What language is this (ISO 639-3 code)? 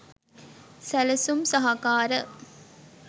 sin